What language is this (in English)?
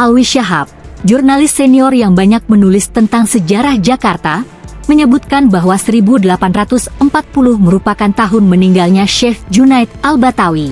Indonesian